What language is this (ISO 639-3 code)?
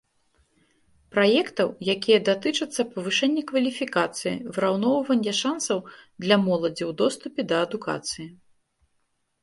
bel